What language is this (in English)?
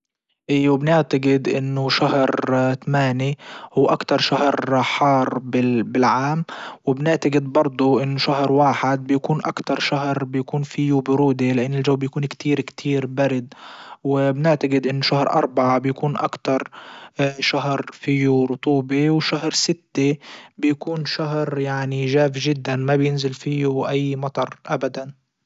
Libyan Arabic